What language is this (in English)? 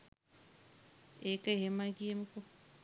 Sinhala